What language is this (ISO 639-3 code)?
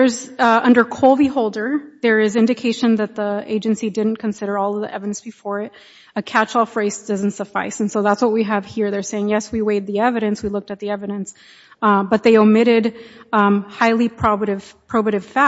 eng